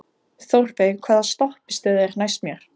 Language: Icelandic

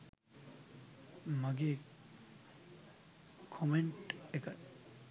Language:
Sinhala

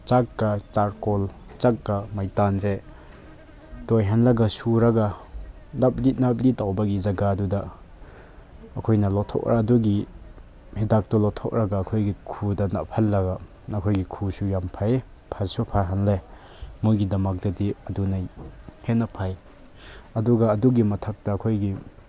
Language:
Manipuri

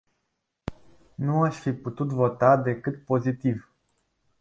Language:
Romanian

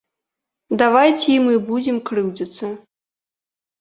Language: Belarusian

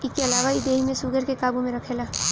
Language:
Bhojpuri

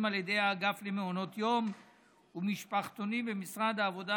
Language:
Hebrew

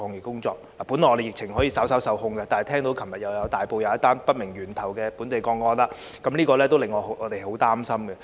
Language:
Cantonese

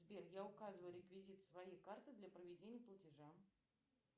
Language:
Russian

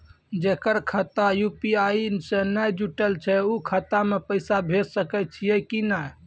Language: Maithili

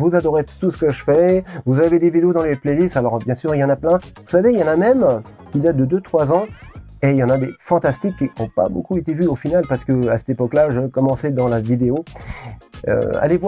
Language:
French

